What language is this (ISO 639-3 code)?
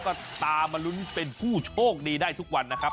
tha